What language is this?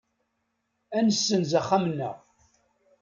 Kabyle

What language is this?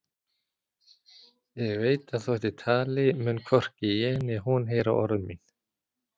Icelandic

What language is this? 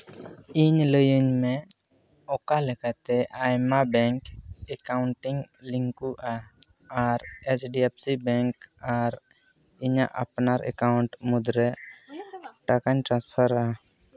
Santali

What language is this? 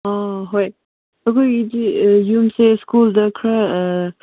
Manipuri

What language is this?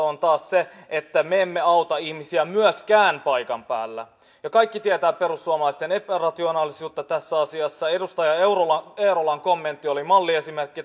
Finnish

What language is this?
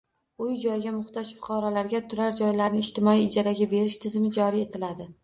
Uzbek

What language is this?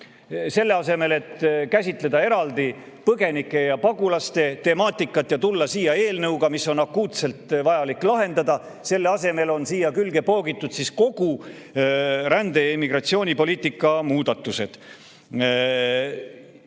Estonian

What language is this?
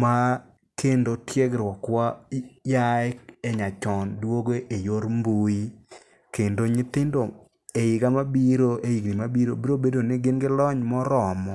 Luo (Kenya and Tanzania)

